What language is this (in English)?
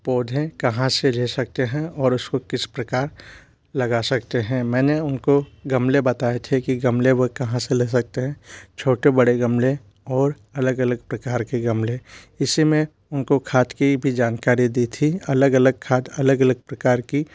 Hindi